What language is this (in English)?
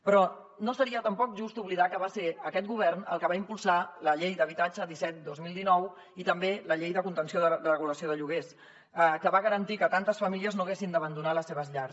Catalan